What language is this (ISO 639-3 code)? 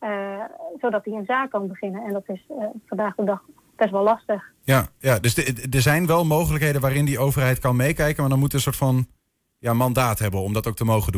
nld